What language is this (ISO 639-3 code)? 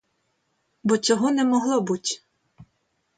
ukr